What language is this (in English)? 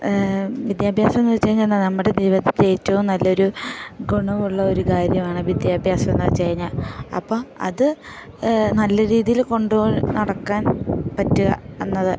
Malayalam